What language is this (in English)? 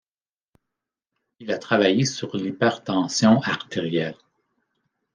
French